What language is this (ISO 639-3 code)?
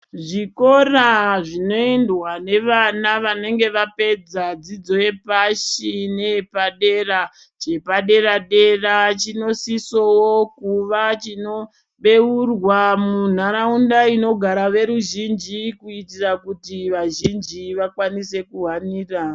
ndc